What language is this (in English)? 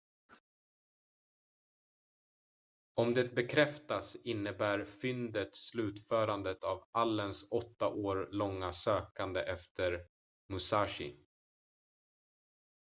Swedish